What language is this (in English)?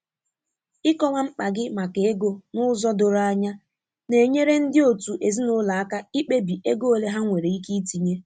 Igbo